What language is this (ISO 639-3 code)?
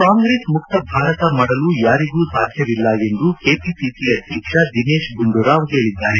kan